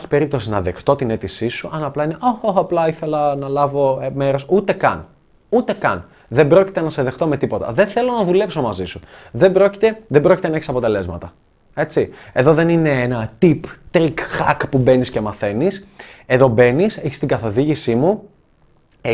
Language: Greek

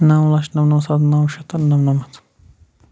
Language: Kashmiri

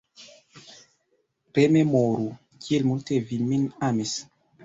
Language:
Esperanto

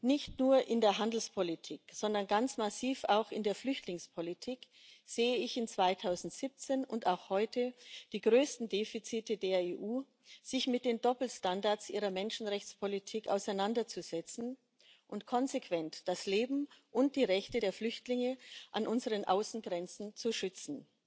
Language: German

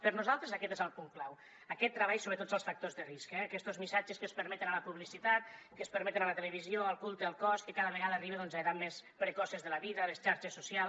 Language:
Catalan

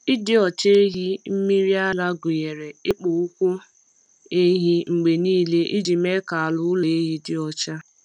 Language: Igbo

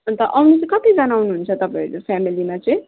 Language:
Nepali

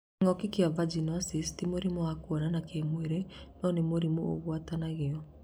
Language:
Kikuyu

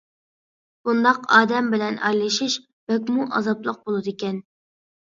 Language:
Uyghur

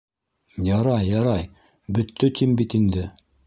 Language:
Bashkir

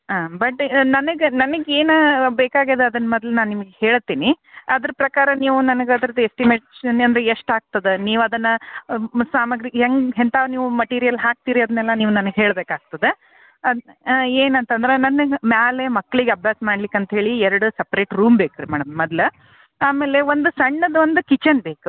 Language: Kannada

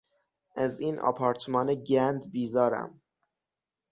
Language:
Persian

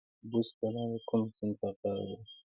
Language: Pashto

